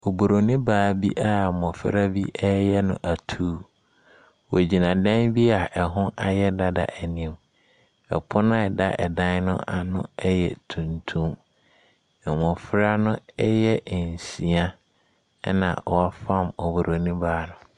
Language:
Akan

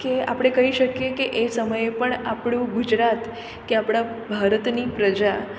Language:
Gujarati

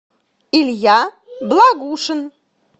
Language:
Russian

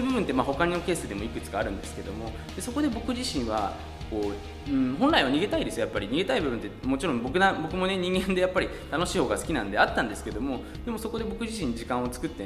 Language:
Japanese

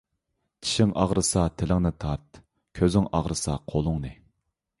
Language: Uyghur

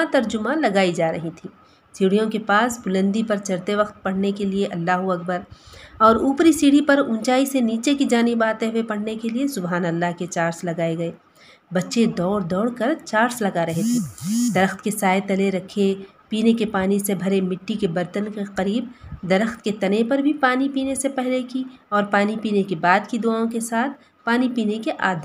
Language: Urdu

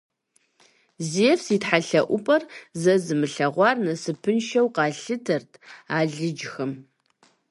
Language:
Kabardian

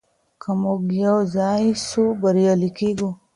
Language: Pashto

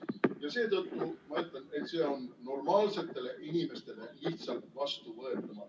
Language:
Estonian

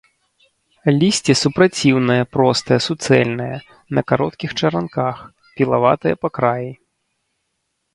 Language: Belarusian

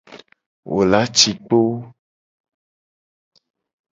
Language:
Gen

